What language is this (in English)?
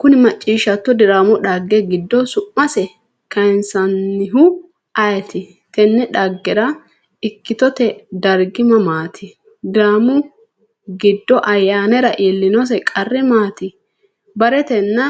Sidamo